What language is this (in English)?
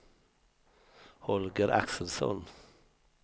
Swedish